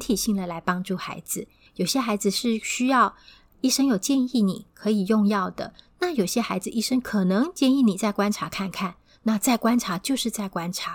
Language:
Chinese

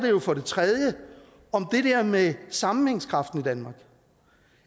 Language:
Danish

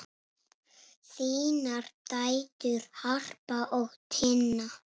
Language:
Icelandic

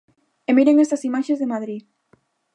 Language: Galician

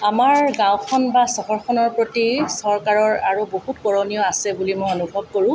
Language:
Assamese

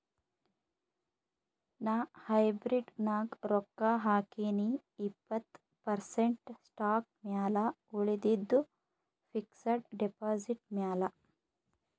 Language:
Kannada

